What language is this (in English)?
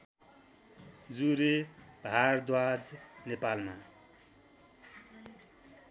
Nepali